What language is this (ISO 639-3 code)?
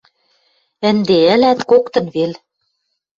mrj